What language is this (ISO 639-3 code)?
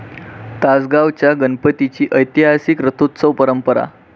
mar